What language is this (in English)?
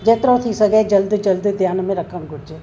Sindhi